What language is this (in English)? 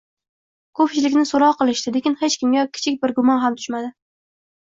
Uzbek